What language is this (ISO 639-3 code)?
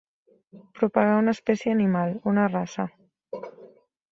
cat